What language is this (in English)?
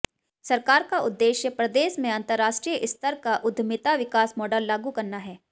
Hindi